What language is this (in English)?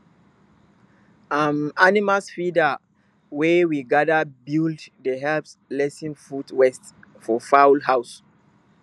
Nigerian Pidgin